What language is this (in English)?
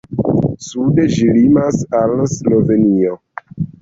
Esperanto